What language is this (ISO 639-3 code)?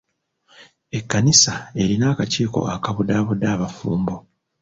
lug